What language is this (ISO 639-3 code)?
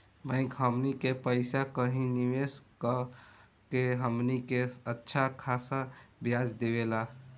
bho